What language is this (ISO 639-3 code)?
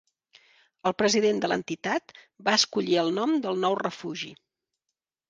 cat